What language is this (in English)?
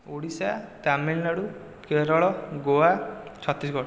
Odia